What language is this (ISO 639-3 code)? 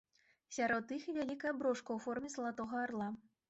bel